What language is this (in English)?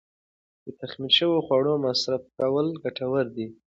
Pashto